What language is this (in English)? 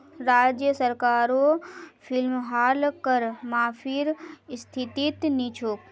Magahi